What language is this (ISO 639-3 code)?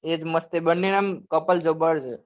guj